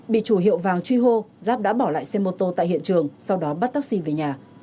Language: Vietnamese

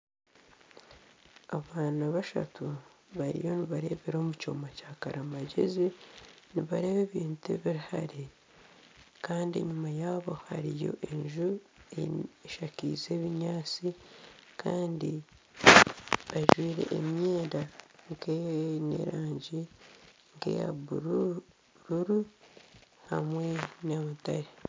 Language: Nyankole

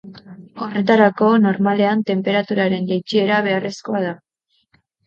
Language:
Basque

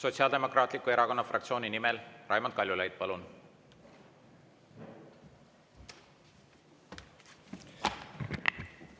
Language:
Estonian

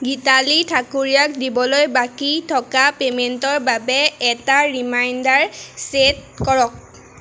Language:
Assamese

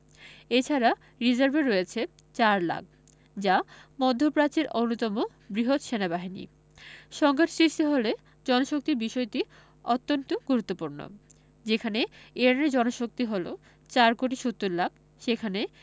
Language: Bangla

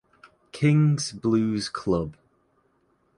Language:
English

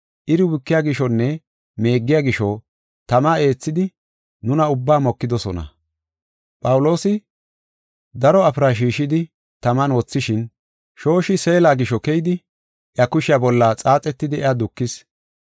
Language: Gofa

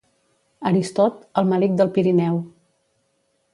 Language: Catalan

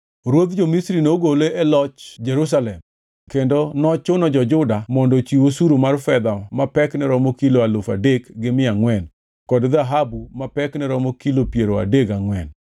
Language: Luo (Kenya and Tanzania)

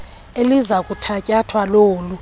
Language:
Xhosa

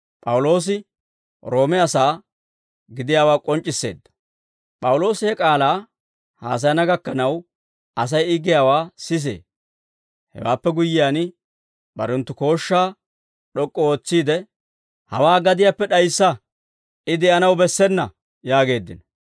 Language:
Dawro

